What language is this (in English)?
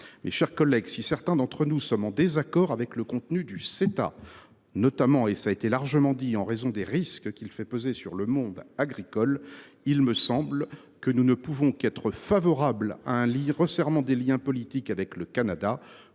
French